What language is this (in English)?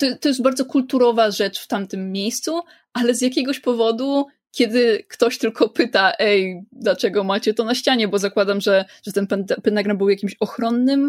Polish